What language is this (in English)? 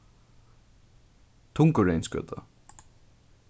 Faroese